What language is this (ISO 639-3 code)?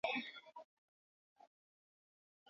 eus